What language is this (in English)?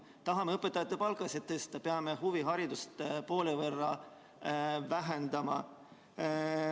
Estonian